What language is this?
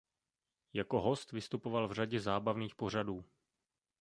Czech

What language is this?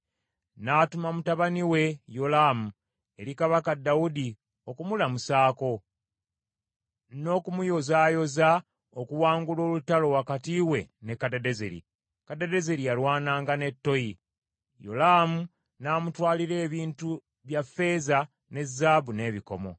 Ganda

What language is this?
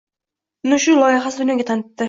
Uzbek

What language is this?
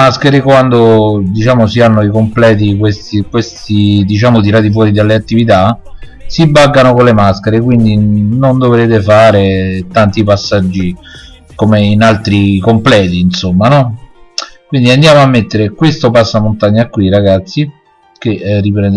Italian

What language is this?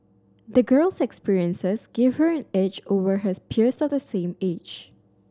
English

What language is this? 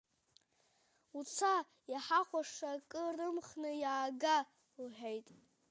Abkhazian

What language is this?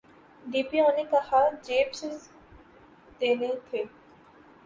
Urdu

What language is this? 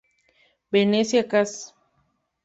Spanish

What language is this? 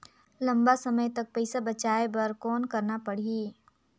Chhattisgarhi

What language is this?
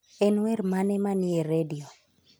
Luo (Kenya and Tanzania)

